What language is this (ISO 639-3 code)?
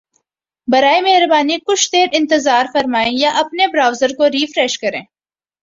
urd